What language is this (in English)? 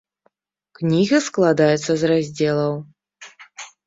Belarusian